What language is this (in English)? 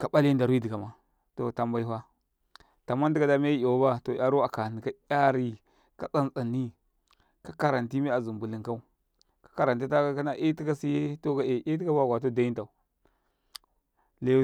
Karekare